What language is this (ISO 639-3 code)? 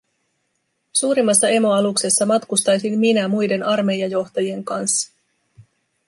fin